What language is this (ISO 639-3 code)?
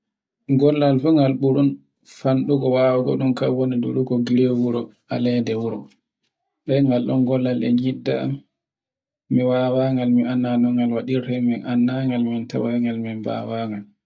fue